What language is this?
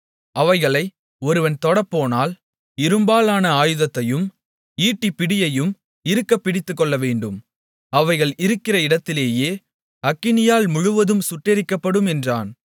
Tamil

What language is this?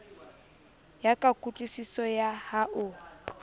Southern Sotho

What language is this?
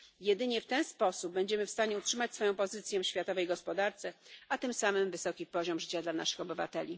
Polish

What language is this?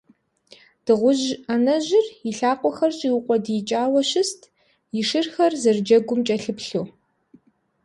Kabardian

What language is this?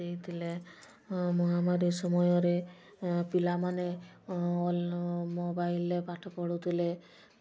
Odia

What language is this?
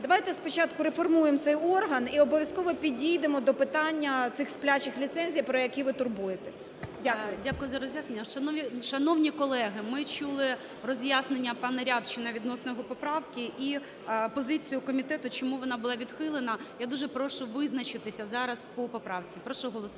Ukrainian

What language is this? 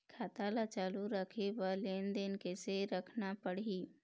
Chhattisgarhi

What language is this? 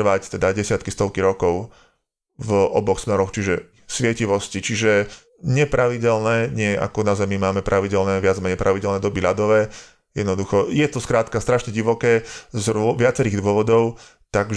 Slovak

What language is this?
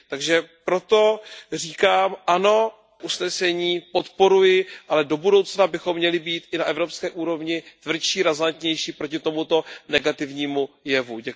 Czech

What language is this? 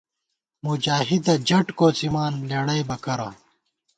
Gawar-Bati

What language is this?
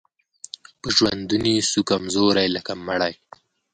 Pashto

